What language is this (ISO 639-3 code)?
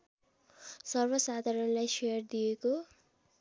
nep